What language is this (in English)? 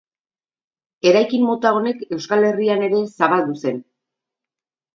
Basque